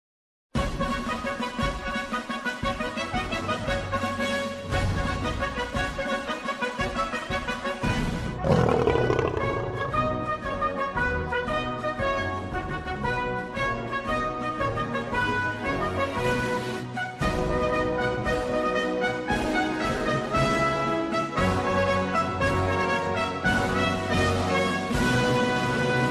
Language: Thai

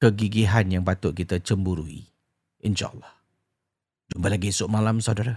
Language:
Malay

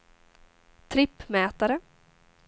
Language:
Swedish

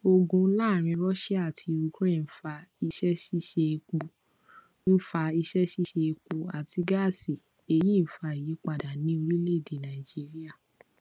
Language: Yoruba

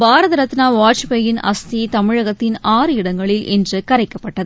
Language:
Tamil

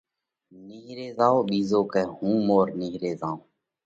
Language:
Parkari Koli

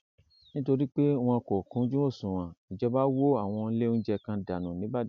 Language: Yoruba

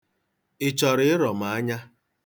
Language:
Igbo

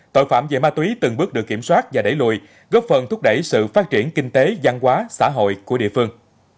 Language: Vietnamese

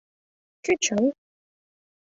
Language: Mari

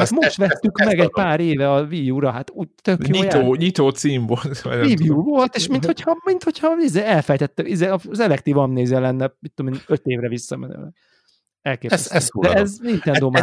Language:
Hungarian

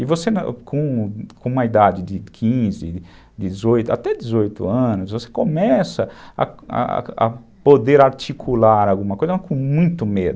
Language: Portuguese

